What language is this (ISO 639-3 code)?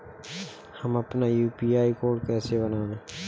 hin